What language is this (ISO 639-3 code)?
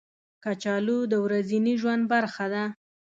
pus